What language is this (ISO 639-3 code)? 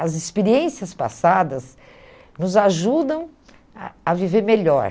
por